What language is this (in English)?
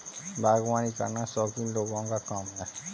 Hindi